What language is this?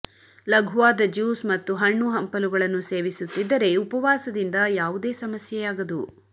Kannada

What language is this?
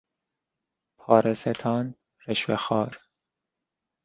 Persian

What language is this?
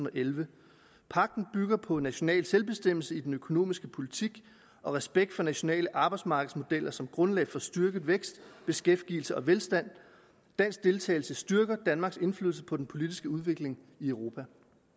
Danish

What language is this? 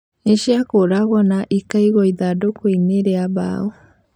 Kikuyu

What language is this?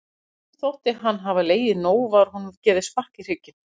Icelandic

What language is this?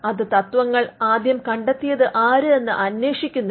Malayalam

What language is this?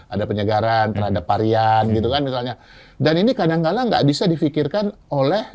Indonesian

